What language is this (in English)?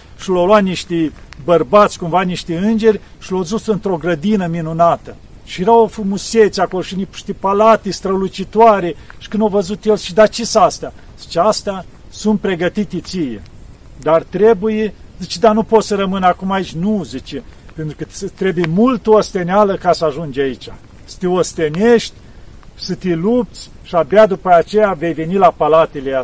Romanian